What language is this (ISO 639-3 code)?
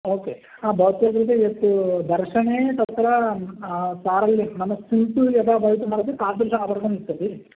san